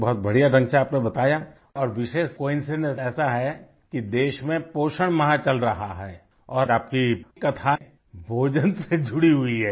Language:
Hindi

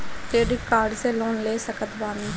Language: Bhojpuri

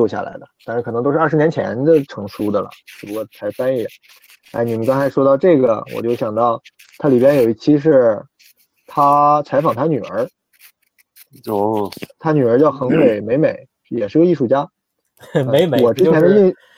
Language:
Chinese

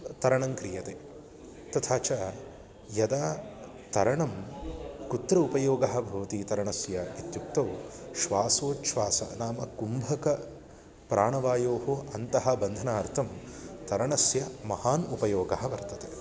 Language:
Sanskrit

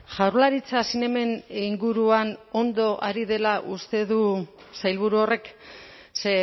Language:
Basque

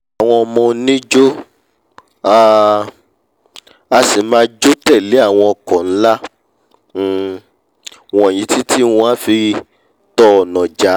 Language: Yoruba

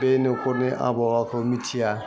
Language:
Bodo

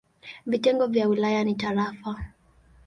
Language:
Swahili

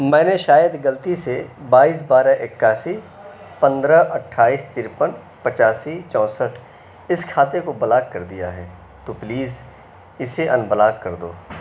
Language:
Urdu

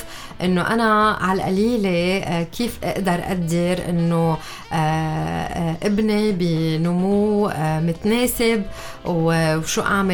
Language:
Arabic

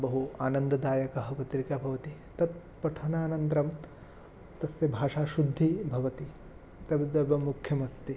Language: Sanskrit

